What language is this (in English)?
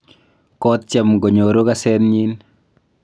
Kalenjin